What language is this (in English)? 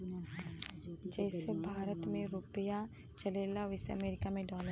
Bhojpuri